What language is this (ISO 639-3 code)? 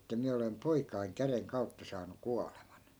fin